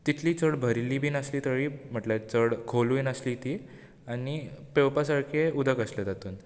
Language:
Konkani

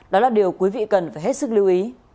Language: Vietnamese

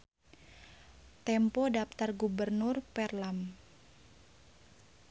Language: Sundanese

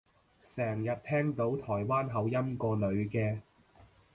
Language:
Cantonese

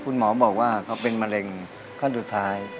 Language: Thai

